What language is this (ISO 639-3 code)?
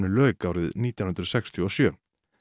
isl